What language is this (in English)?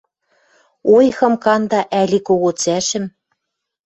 Western Mari